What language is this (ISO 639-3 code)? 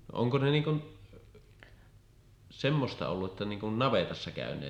fin